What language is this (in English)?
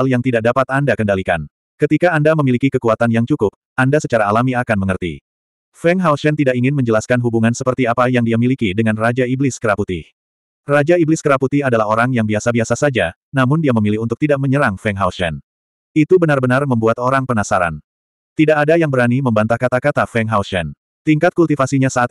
Indonesian